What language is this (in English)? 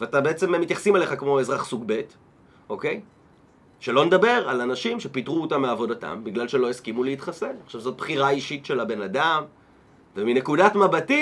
Hebrew